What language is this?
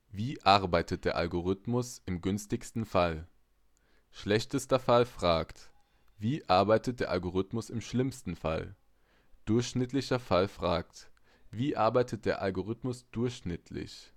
German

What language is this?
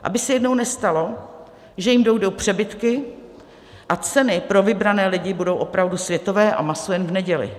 Czech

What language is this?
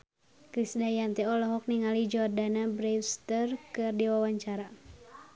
Sundanese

